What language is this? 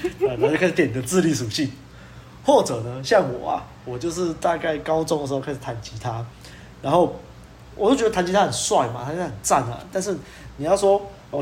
Chinese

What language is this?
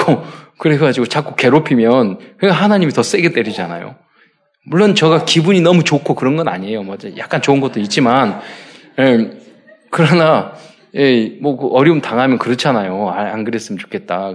Korean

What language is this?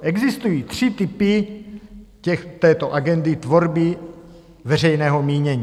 Czech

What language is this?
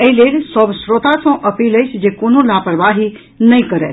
Maithili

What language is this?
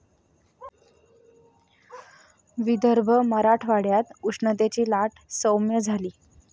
Marathi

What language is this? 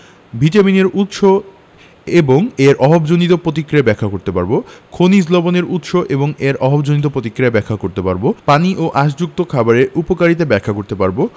Bangla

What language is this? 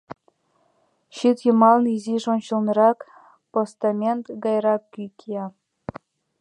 Mari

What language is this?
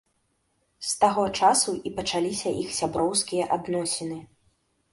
Belarusian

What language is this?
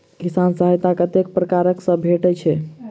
Maithili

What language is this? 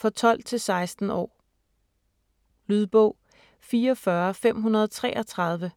Danish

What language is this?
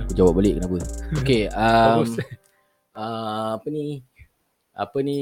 Malay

